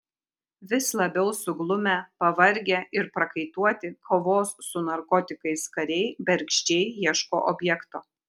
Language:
Lithuanian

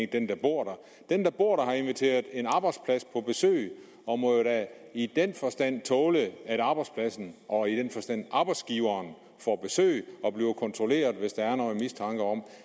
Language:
Danish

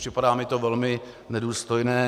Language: Czech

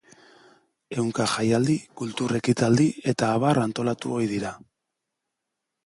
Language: Basque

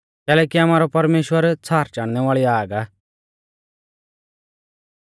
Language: Mahasu Pahari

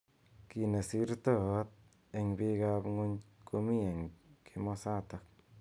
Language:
Kalenjin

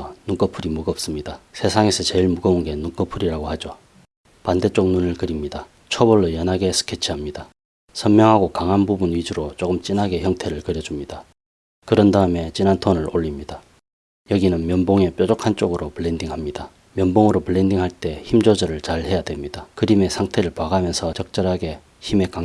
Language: Korean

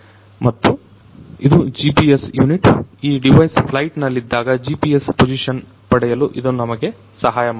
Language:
Kannada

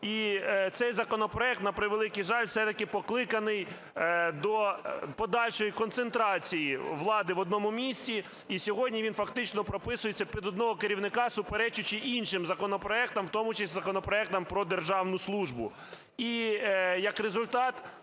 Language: Ukrainian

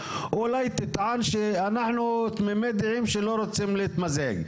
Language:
Hebrew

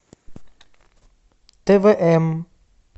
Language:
Russian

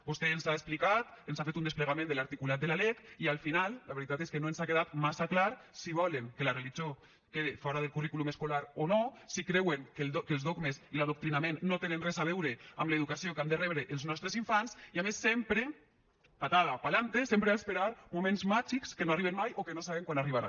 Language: Catalan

